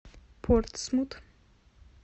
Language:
Russian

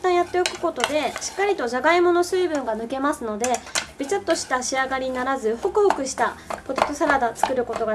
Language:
Japanese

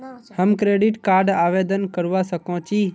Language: Magahi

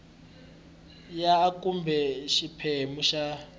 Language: Tsonga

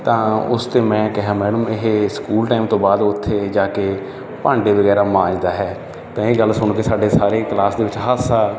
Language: Punjabi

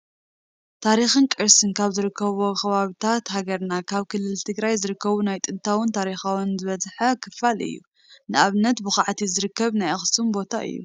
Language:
Tigrinya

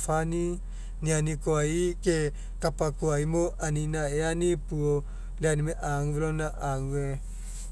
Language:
Mekeo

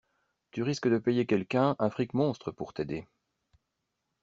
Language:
French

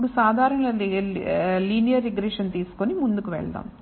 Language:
Telugu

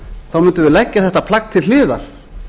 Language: Icelandic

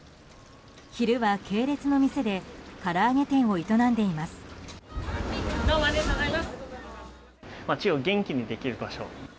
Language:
Japanese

